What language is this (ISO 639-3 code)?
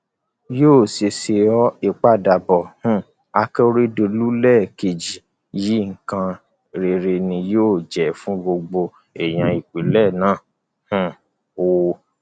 yor